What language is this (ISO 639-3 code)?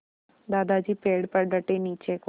hin